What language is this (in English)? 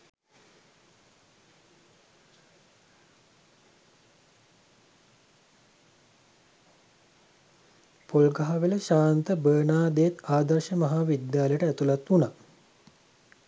Sinhala